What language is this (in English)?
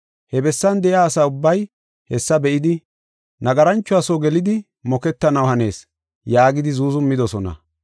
Gofa